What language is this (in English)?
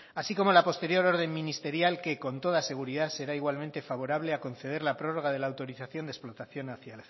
Spanish